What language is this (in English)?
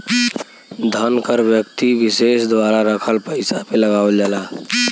Bhojpuri